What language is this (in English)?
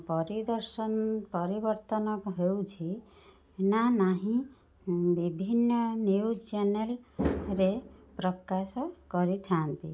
Odia